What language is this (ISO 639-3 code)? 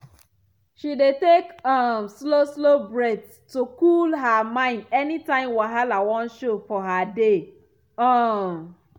pcm